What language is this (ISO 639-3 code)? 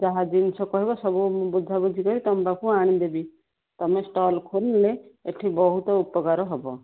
ori